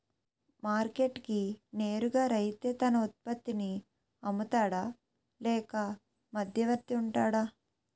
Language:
Telugu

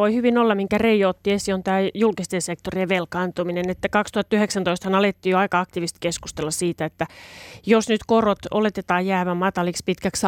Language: Finnish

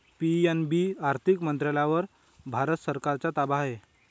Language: Marathi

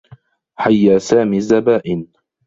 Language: Arabic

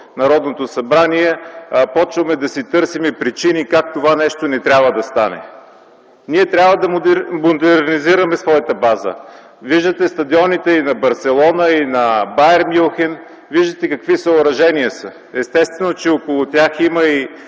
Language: Bulgarian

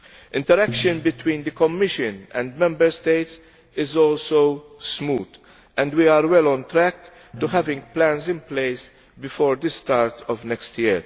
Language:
English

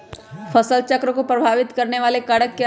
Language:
Magahi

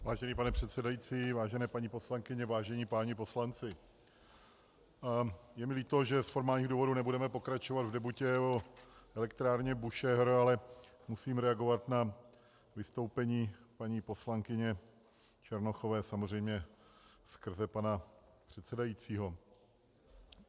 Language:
Czech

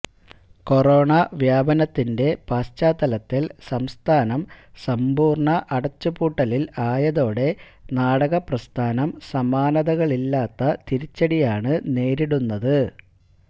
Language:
Malayalam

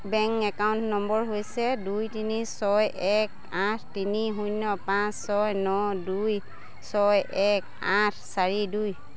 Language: Assamese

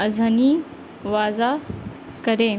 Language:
Urdu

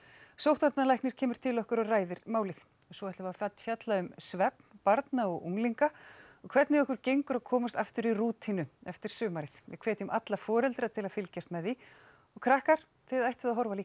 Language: Icelandic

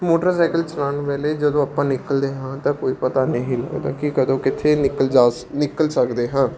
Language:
Punjabi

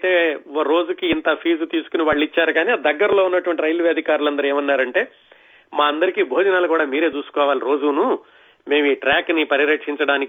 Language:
Telugu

